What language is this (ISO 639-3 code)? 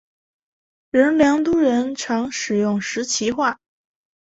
zho